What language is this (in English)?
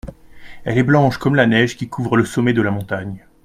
French